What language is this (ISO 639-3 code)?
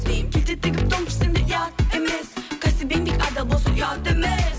kaz